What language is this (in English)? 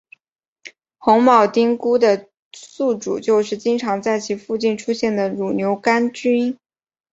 Chinese